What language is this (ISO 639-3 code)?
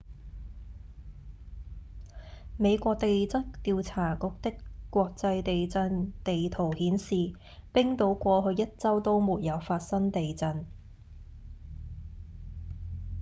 yue